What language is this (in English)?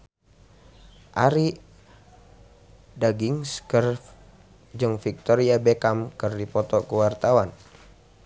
Sundanese